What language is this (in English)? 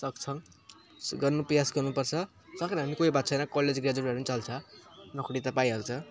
Nepali